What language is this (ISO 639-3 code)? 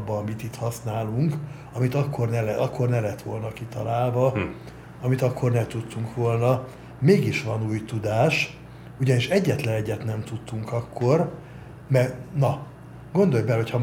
hun